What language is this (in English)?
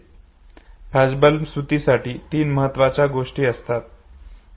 Marathi